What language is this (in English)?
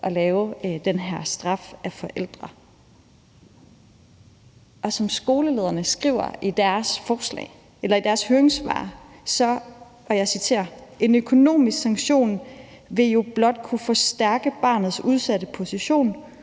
Danish